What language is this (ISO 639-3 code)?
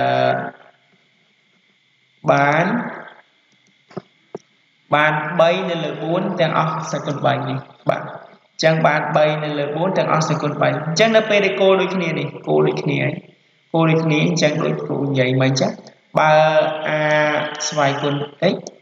vie